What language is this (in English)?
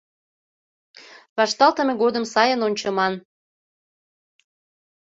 Mari